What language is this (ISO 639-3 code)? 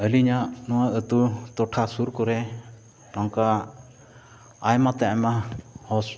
sat